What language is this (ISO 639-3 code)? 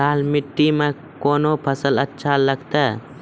mai